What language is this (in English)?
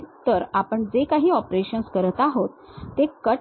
Marathi